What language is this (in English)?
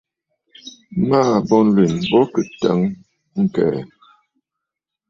Bafut